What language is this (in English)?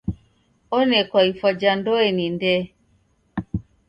Taita